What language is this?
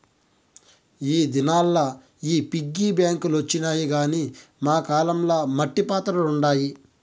Telugu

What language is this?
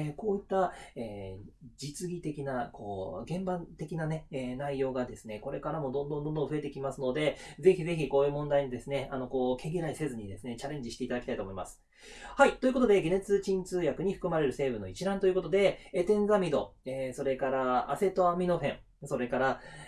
Japanese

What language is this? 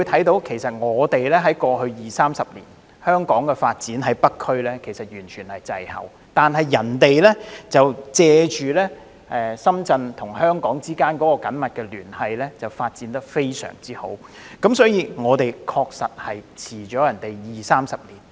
Cantonese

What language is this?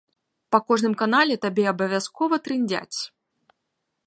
Belarusian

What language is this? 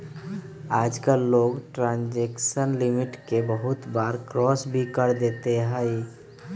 Magahi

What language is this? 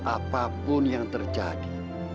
Indonesian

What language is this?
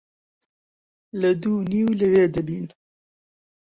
Central Kurdish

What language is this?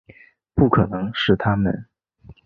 Chinese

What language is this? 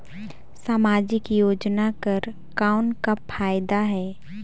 Chhattisgarhi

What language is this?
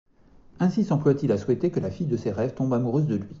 French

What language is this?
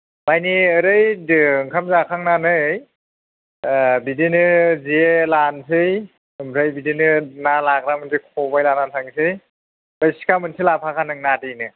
Bodo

